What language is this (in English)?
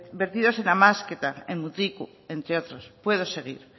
Spanish